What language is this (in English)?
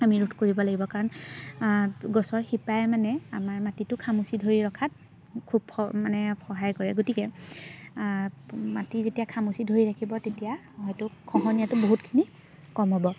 Assamese